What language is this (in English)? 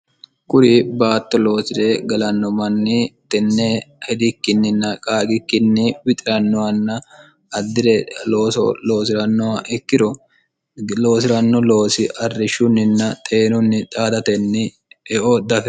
Sidamo